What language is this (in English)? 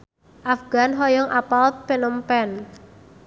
Sundanese